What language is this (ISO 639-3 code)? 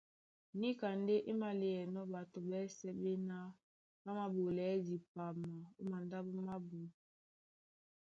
dua